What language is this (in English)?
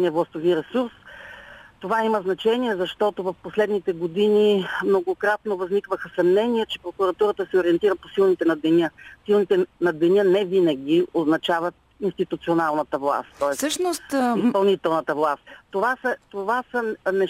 Bulgarian